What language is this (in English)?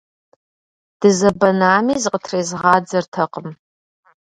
Kabardian